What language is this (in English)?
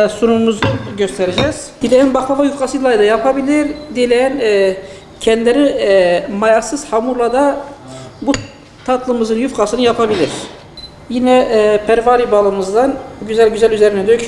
Turkish